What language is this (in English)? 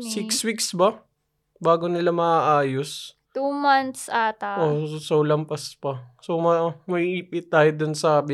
Filipino